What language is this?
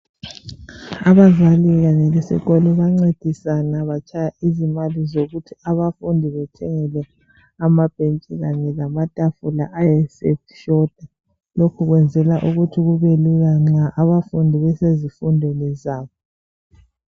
North Ndebele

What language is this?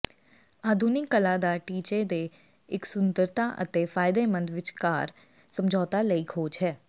Punjabi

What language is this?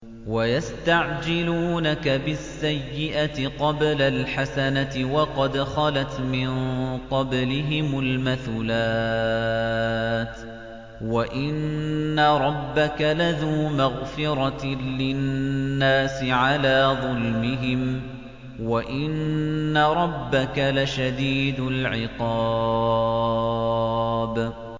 Arabic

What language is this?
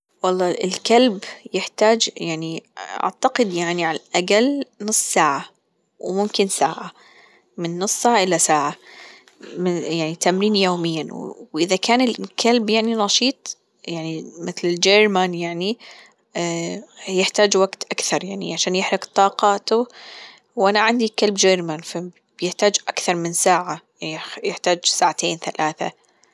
Gulf Arabic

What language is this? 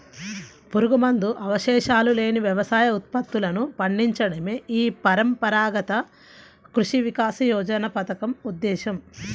Telugu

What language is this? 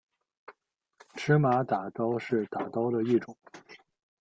Chinese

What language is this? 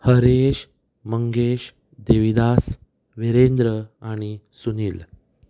Konkani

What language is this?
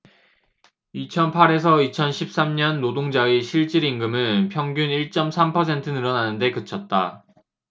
Korean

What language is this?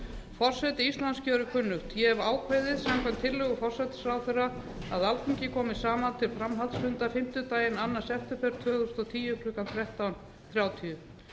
Icelandic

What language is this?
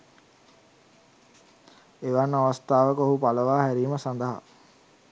Sinhala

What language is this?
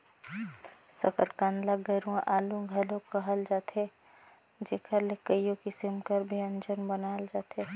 Chhattisgarhi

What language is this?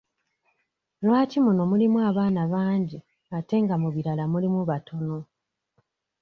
Ganda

